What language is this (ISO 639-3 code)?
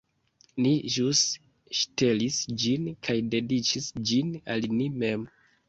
epo